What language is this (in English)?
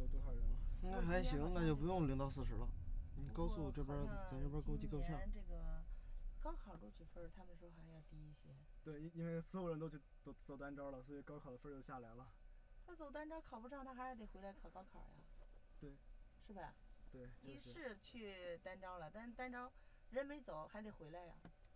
Chinese